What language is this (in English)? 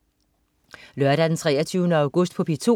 Danish